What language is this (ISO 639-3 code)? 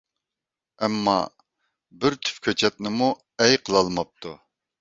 uig